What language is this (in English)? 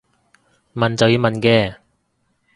Cantonese